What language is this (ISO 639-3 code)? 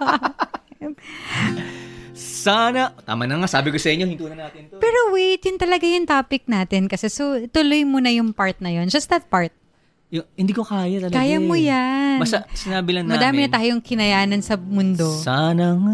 fil